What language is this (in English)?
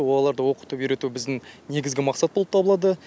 Kazakh